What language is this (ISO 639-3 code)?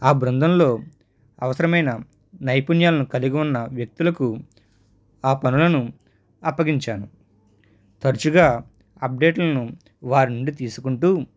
tel